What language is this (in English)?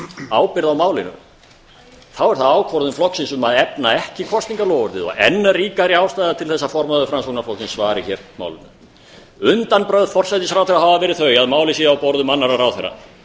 Icelandic